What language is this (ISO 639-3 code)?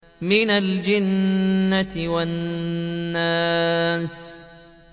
ara